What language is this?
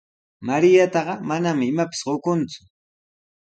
Sihuas Ancash Quechua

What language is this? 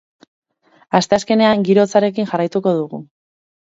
Basque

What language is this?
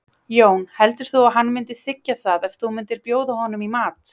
Icelandic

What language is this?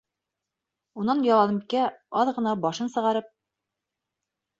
Bashkir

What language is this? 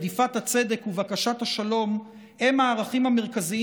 Hebrew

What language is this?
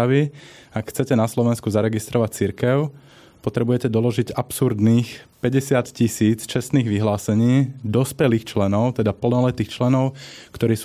Slovak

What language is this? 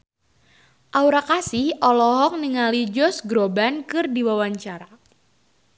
Sundanese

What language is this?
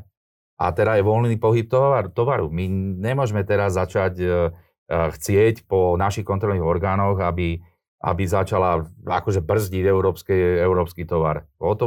Slovak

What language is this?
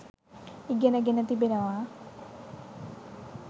Sinhala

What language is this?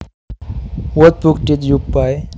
Javanese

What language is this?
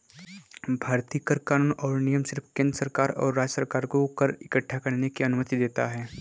Hindi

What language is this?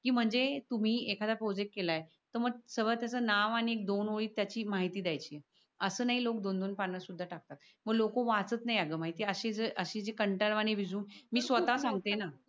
Marathi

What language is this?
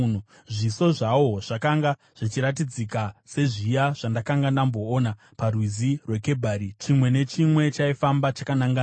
Shona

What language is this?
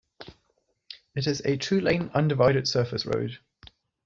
English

